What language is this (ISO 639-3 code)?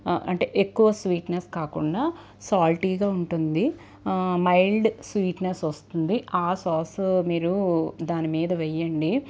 tel